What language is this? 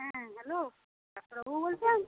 Bangla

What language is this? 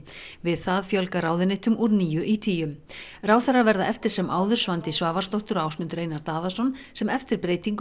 Icelandic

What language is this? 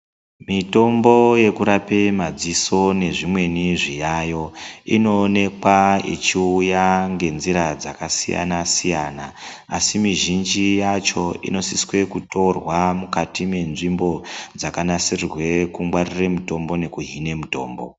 Ndau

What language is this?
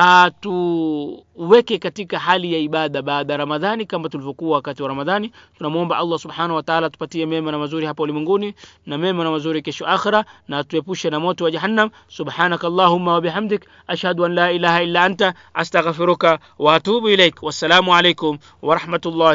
Swahili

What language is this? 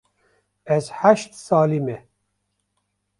Kurdish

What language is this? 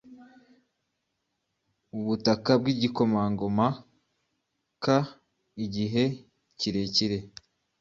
Kinyarwanda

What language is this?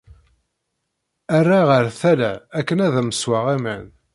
Kabyle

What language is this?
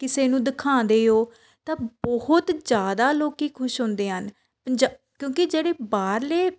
Punjabi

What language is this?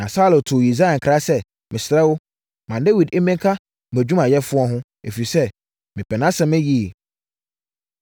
Akan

